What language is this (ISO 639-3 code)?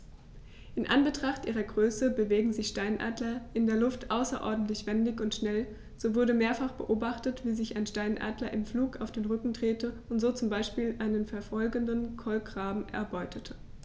deu